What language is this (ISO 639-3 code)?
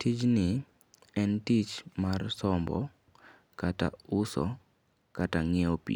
luo